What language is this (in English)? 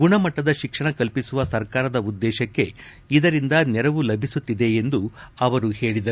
Kannada